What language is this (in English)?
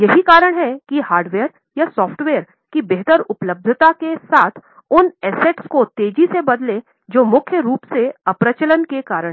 Hindi